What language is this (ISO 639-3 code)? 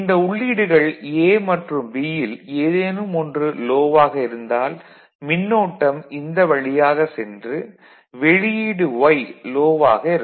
tam